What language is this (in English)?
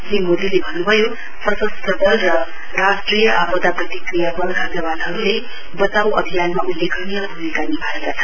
Nepali